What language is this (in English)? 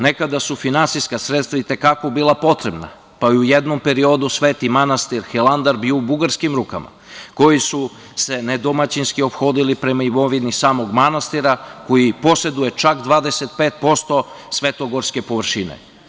Serbian